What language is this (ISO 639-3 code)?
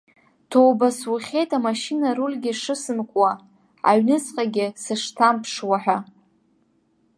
abk